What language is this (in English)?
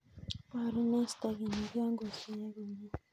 Kalenjin